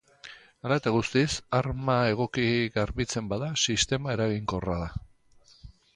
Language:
Basque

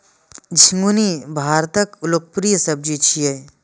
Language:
Maithili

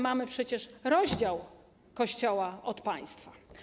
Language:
Polish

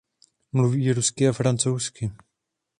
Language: Czech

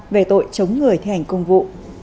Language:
Vietnamese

